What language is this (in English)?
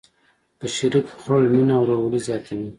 Pashto